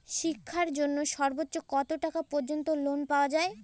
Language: Bangla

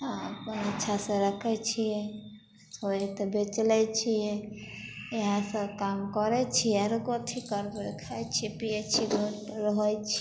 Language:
Maithili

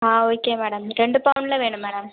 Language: Tamil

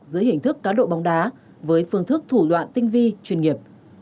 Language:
Vietnamese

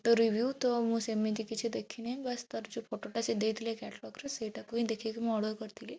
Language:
Odia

